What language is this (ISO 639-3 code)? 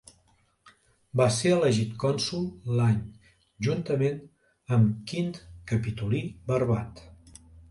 cat